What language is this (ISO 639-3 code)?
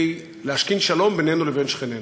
heb